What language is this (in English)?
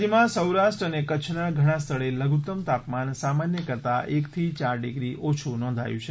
Gujarati